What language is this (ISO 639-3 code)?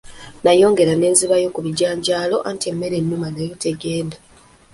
lug